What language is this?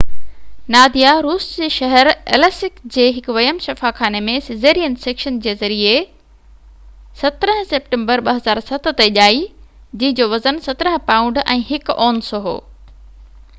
Sindhi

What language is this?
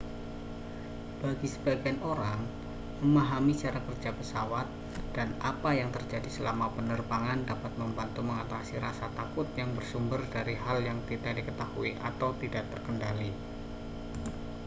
Indonesian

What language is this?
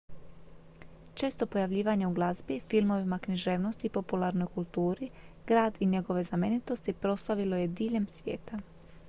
Croatian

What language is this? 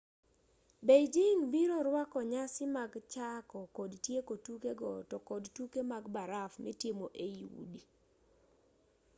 Luo (Kenya and Tanzania)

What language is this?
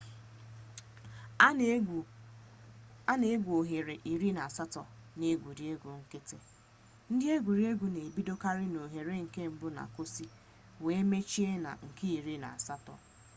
Igbo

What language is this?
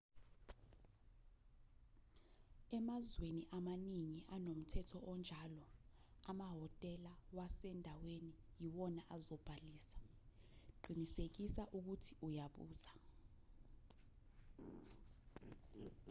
Zulu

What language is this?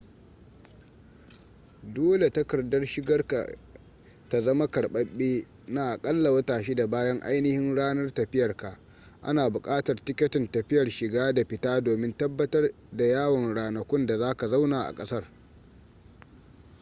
Hausa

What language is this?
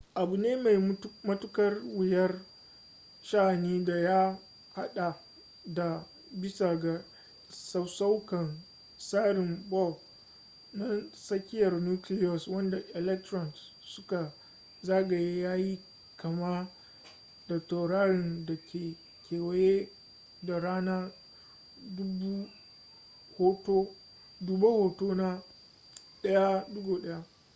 Hausa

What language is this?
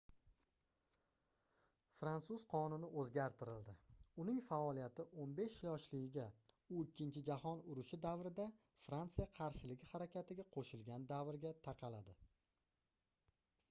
Uzbek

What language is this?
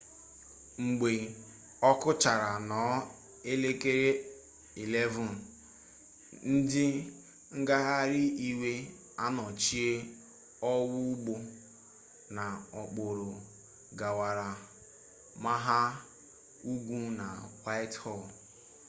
Igbo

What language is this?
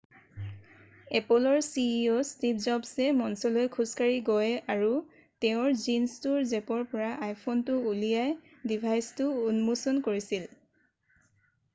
Assamese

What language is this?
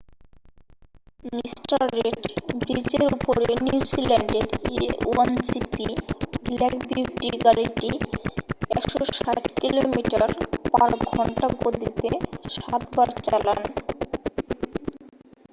Bangla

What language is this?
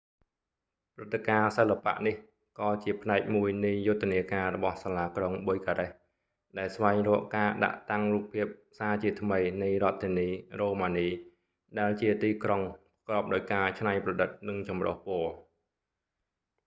Khmer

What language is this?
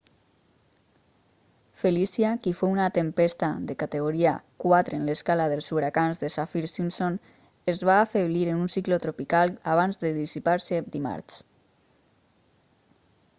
Catalan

